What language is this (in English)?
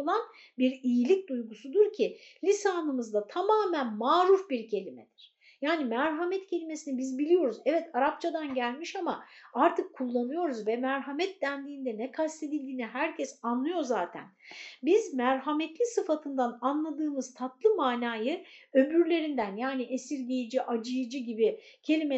Turkish